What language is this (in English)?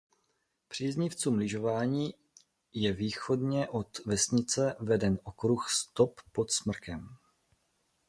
Czech